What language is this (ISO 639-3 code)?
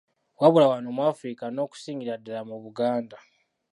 lug